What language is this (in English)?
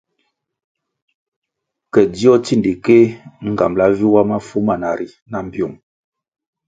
Kwasio